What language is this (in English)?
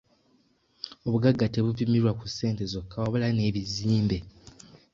Ganda